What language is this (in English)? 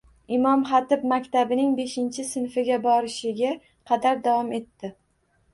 Uzbek